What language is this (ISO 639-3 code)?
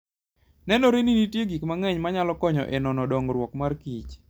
luo